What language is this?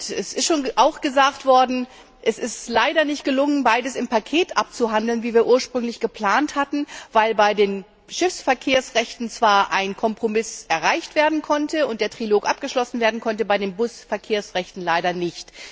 German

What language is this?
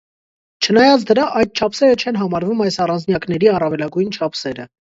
Armenian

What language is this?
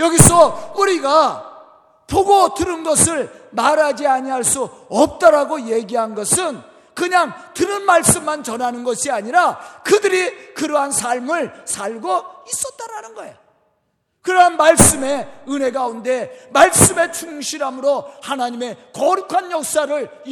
Korean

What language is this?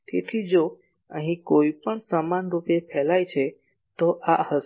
Gujarati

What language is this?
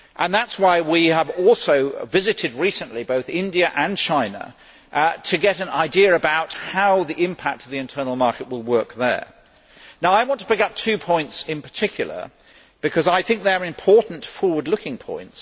English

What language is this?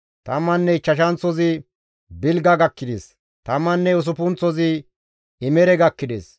Gamo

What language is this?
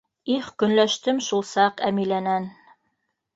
Bashkir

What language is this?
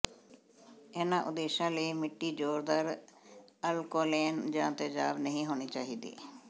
Punjabi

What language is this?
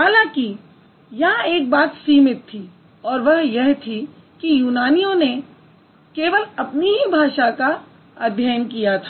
Hindi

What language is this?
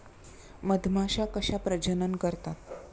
Marathi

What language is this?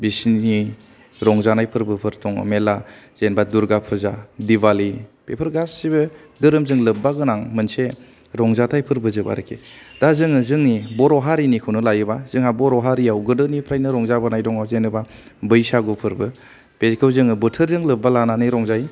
Bodo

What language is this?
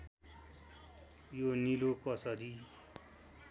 Nepali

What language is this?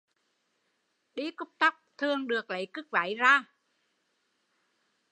Vietnamese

